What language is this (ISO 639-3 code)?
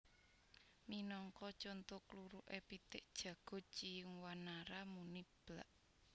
jav